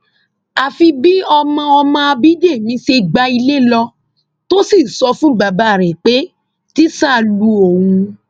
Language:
Yoruba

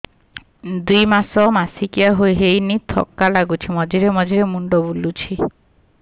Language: Odia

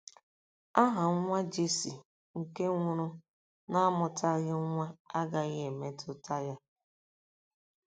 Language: Igbo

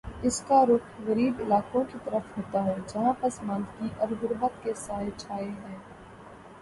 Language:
Urdu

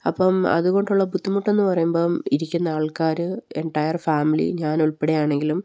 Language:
Malayalam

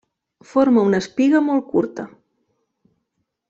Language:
Catalan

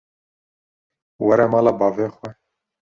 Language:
Kurdish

